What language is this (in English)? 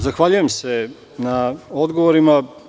Serbian